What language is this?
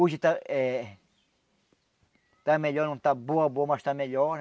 Portuguese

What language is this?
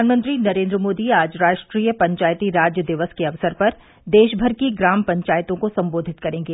Hindi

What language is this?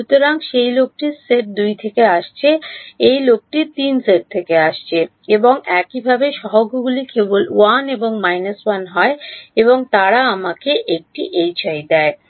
Bangla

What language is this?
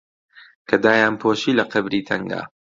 Central Kurdish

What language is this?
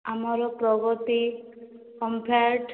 Odia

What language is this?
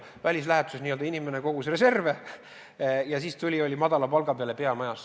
Estonian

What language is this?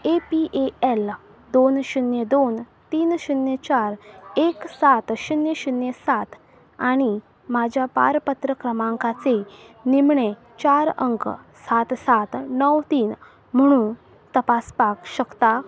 Konkani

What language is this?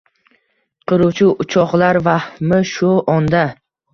Uzbek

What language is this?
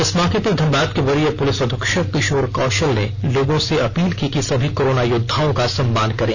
Hindi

